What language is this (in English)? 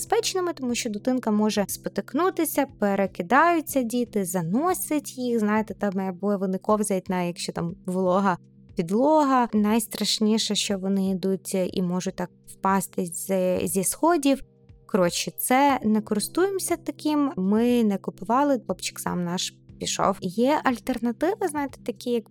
Ukrainian